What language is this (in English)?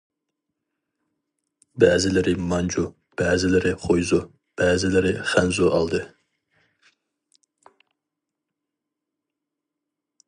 Uyghur